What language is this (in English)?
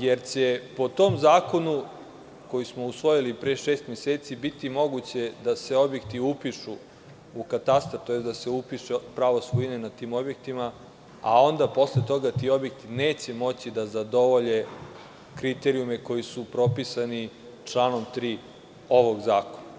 Serbian